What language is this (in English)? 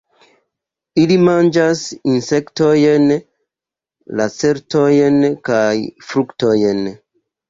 Esperanto